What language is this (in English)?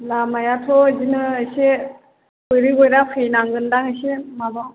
Bodo